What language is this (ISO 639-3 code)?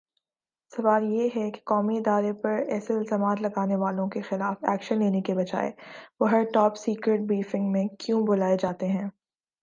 urd